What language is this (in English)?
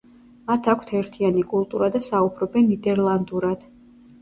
Georgian